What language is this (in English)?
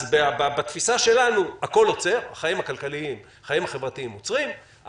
Hebrew